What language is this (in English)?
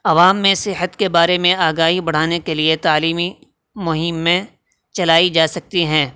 Urdu